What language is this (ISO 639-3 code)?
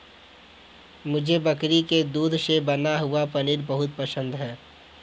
hin